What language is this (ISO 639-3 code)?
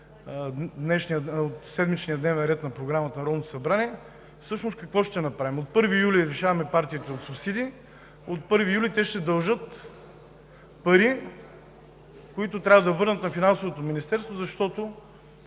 bul